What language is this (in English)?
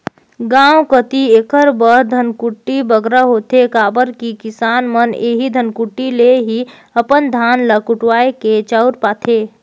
Chhattisgarhi